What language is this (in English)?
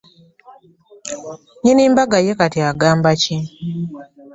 Ganda